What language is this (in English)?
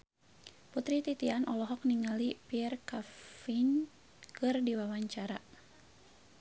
Sundanese